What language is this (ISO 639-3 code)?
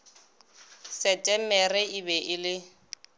nso